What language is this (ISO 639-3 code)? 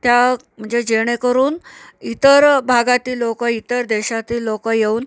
mar